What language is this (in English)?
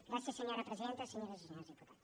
Catalan